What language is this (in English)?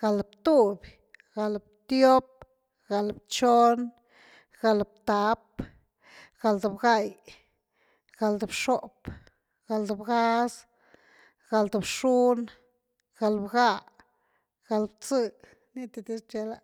Güilá Zapotec